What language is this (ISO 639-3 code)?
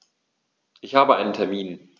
deu